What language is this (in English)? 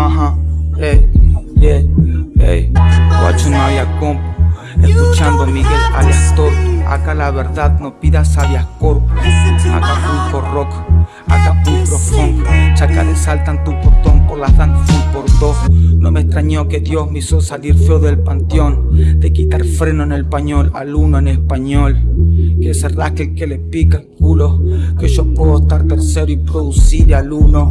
Italian